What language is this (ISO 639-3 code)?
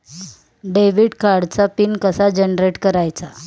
mar